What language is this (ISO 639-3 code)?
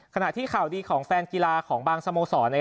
tha